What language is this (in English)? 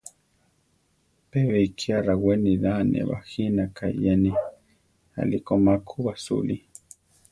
Central Tarahumara